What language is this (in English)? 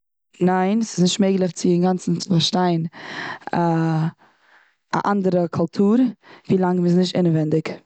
Yiddish